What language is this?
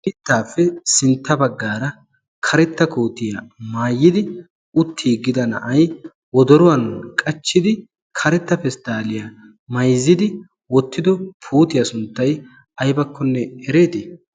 Wolaytta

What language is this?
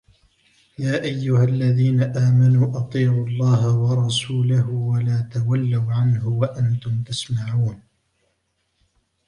Arabic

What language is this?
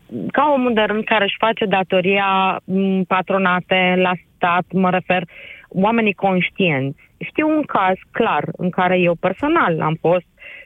Romanian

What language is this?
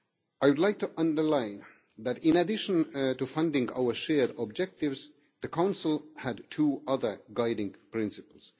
English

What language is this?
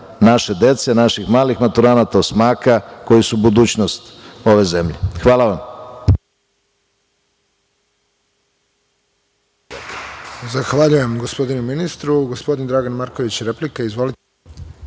Serbian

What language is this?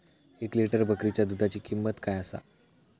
Marathi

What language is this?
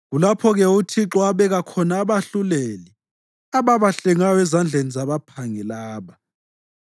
North Ndebele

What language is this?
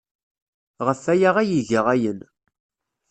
Kabyle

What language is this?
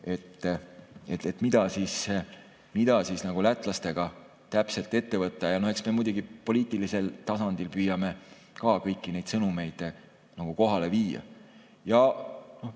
Estonian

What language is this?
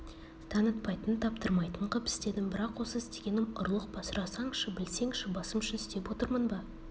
Kazakh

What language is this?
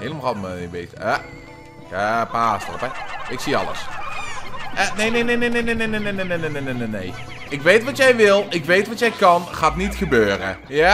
Dutch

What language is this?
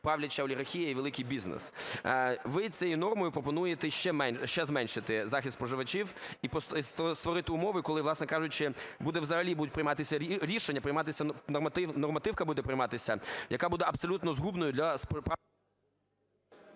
Ukrainian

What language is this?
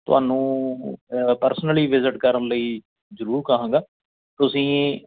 Punjabi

